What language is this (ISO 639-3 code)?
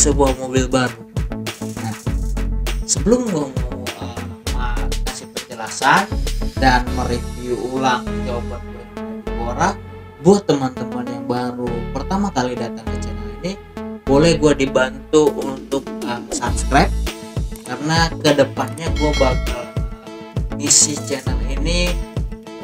ind